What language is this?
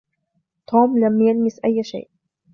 Arabic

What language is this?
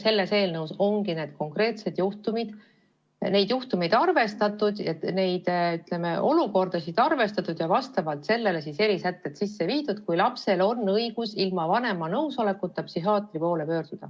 Estonian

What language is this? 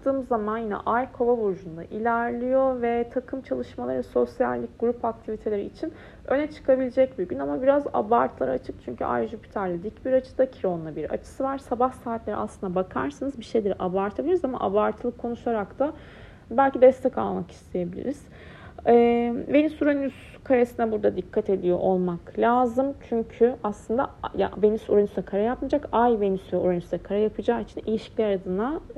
Turkish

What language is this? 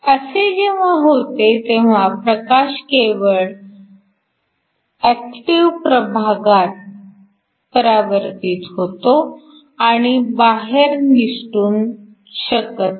Marathi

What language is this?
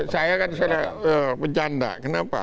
Indonesian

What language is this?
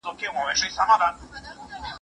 Pashto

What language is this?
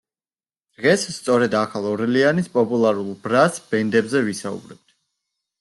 Georgian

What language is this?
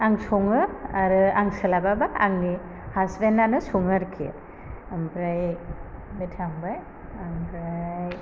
Bodo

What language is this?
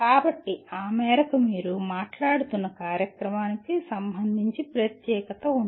Telugu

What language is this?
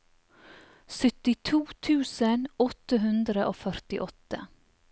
Norwegian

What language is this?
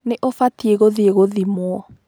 Kikuyu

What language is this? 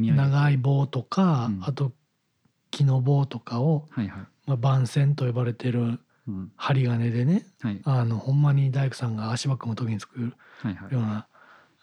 Japanese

